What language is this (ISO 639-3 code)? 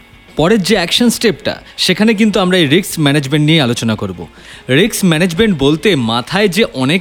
ben